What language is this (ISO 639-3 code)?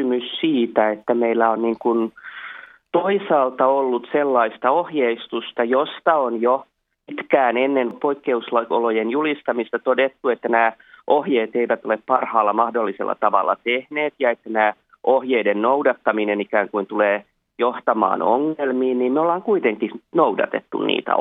fin